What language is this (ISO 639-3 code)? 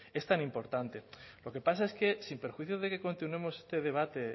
spa